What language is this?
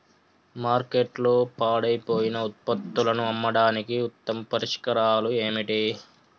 Telugu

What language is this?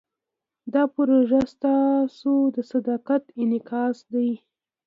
Pashto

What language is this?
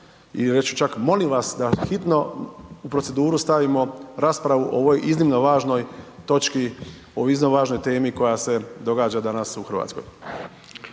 Croatian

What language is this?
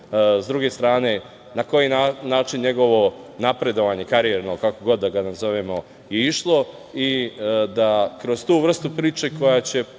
Serbian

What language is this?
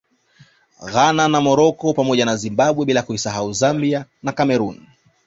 Swahili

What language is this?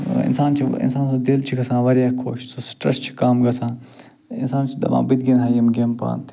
Kashmiri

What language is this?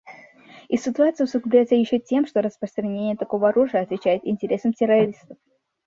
Russian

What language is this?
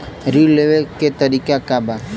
Bhojpuri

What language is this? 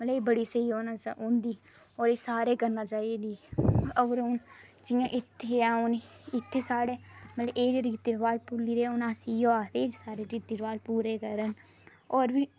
Dogri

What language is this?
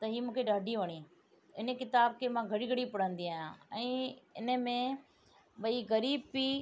Sindhi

